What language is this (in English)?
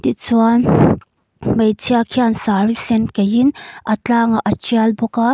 Mizo